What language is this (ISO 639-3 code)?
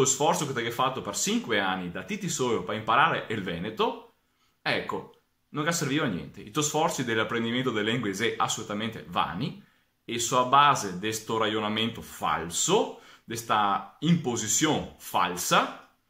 ita